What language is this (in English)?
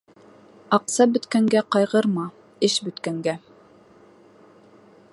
Bashkir